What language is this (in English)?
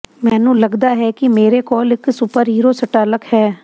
Punjabi